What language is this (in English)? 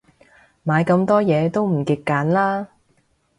Cantonese